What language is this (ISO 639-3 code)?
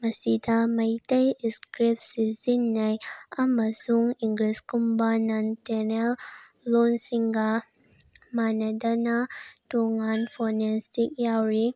mni